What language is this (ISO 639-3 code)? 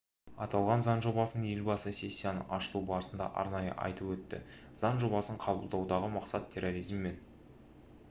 kaz